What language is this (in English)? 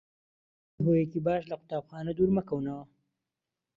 Central Kurdish